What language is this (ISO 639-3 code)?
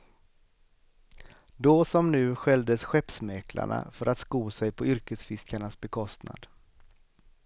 swe